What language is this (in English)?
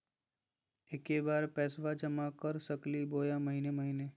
Magahi